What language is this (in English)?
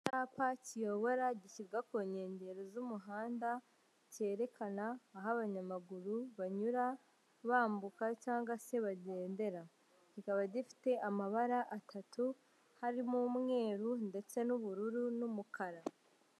Kinyarwanda